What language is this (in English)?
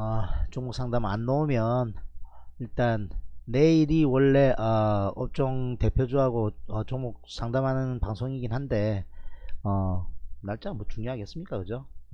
Korean